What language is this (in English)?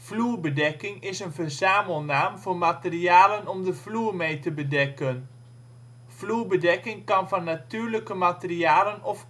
Dutch